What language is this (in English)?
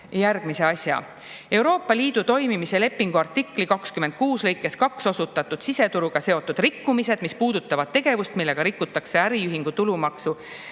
Estonian